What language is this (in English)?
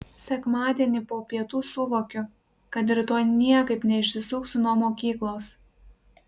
Lithuanian